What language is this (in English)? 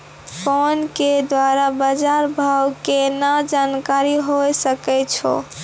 Maithili